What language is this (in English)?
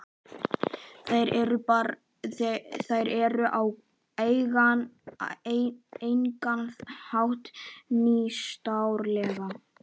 Icelandic